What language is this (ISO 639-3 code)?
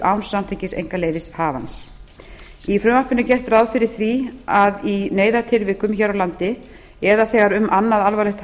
isl